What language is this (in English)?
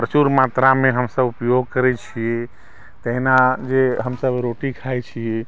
Maithili